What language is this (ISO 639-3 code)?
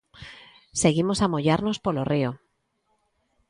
glg